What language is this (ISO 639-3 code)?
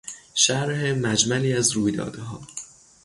fas